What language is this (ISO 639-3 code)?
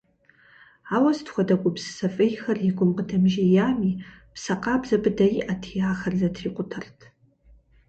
kbd